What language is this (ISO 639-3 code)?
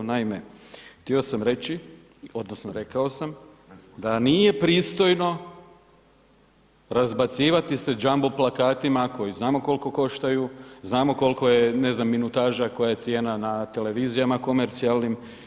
hrv